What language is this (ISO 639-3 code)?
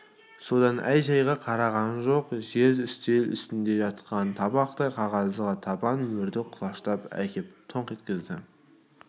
kaz